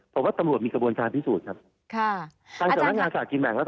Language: Thai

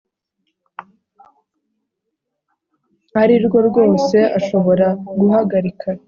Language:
Kinyarwanda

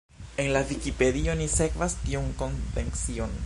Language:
Esperanto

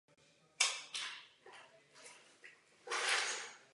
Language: Czech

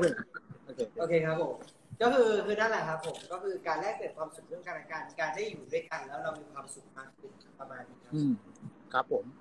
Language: Thai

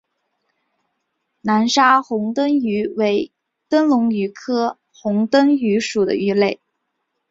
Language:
Chinese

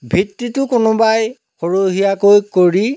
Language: Assamese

